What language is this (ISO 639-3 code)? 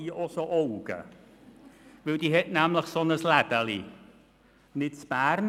gsw